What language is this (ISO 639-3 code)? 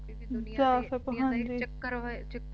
pan